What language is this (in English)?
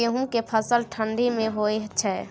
Maithili